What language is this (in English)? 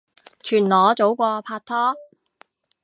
Cantonese